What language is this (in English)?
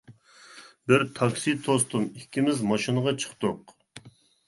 Uyghur